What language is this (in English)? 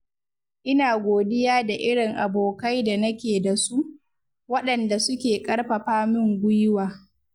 Hausa